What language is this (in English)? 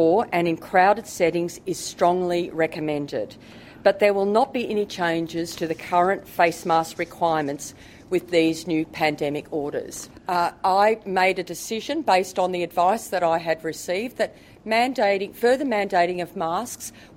Finnish